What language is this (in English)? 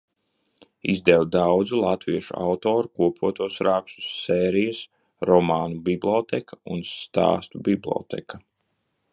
Latvian